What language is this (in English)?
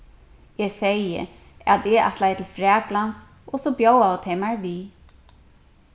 Faroese